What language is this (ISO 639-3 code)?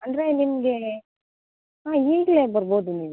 kan